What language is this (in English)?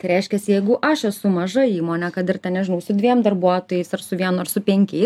Lithuanian